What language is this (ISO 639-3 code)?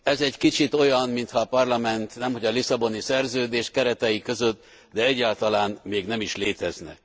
hun